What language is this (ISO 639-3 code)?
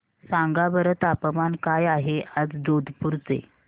mar